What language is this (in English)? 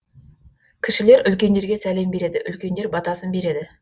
Kazakh